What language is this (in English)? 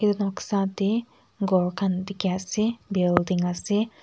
Naga Pidgin